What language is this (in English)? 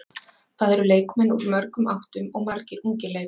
Icelandic